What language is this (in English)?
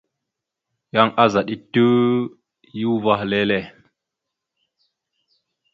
Mada (Cameroon)